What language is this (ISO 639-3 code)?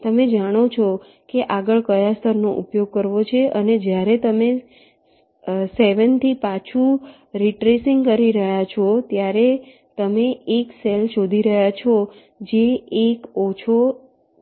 guj